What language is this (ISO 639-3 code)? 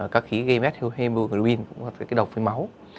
vie